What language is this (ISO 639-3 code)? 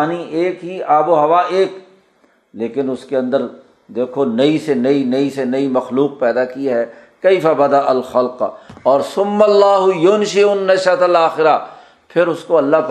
urd